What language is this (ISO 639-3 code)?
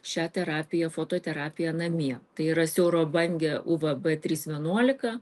lit